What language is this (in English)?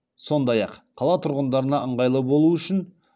Kazakh